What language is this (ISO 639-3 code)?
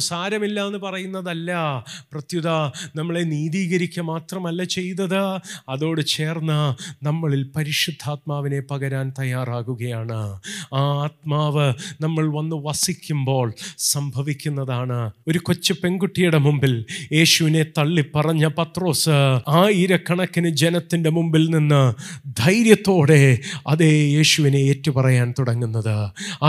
mal